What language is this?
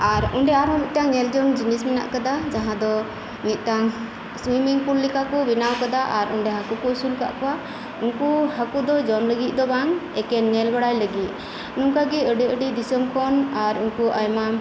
Santali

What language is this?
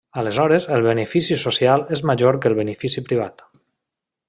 Catalan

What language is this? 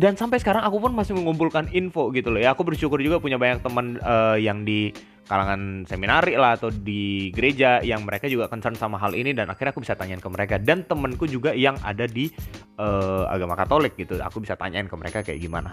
Indonesian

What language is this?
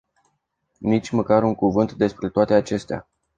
Romanian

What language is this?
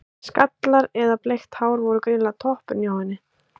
Icelandic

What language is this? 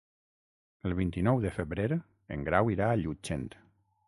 Catalan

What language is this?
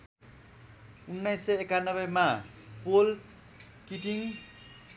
Nepali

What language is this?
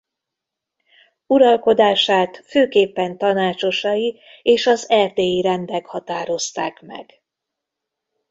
Hungarian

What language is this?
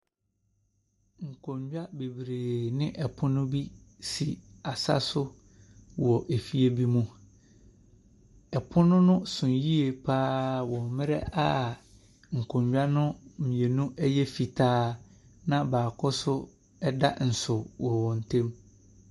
Akan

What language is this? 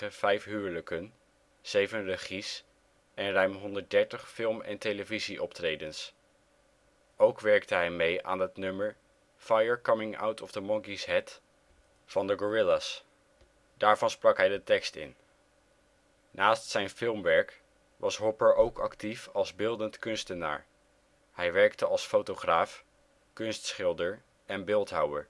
Dutch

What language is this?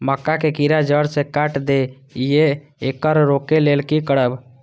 Maithili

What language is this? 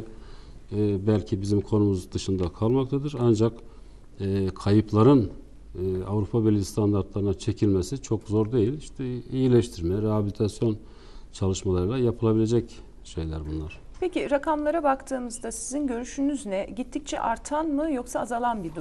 Turkish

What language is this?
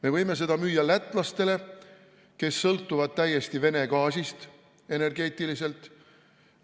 Estonian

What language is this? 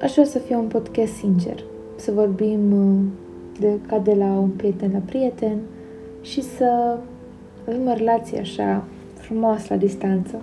Romanian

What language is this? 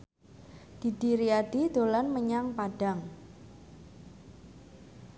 Javanese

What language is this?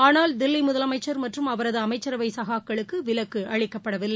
Tamil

